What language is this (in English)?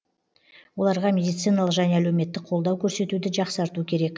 Kazakh